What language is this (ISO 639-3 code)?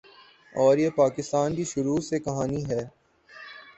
urd